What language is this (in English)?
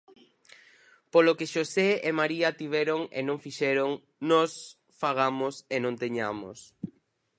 Galician